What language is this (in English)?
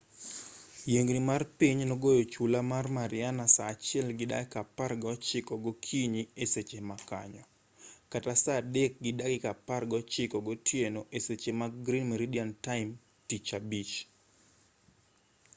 Luo (Kenya and Tanzania)